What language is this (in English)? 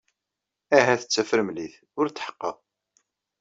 Kabyle